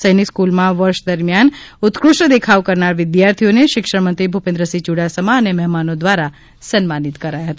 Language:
Gujarati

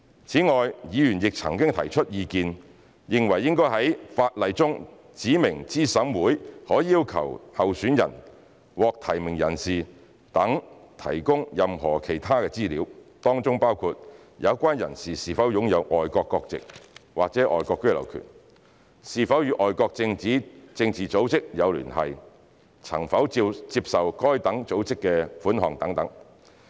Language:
Cantonese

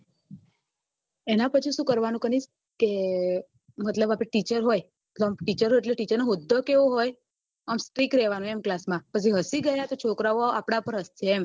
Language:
Gujarati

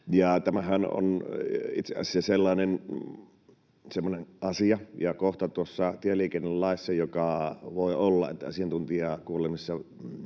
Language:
Finnish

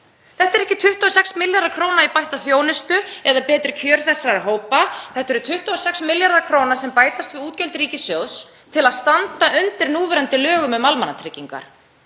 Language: Icelandic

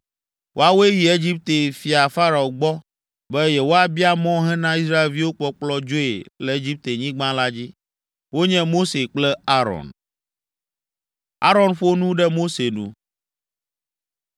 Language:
Ewe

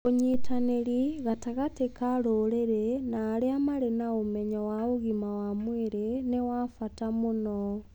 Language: Kikuyu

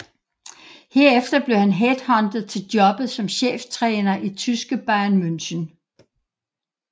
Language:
Danish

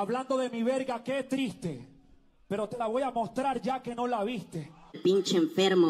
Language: Spanish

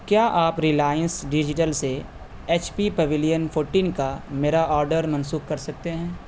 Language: Urdu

